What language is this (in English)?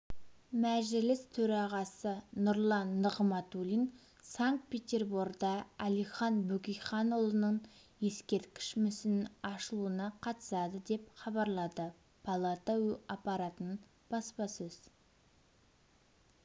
Kazakh